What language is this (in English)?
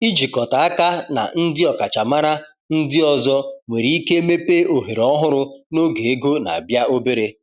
Igbo